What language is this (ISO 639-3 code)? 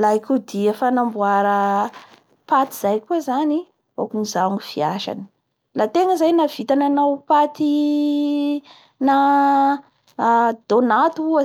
bhr